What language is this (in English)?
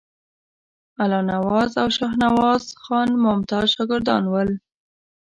Pashto